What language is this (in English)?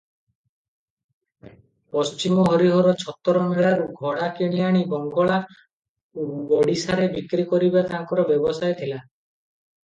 Odia